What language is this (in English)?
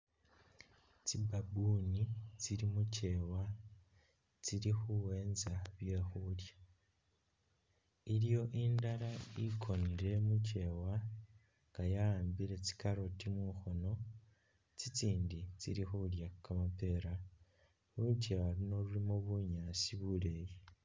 Masaaba